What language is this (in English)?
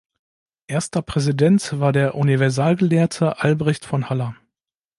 German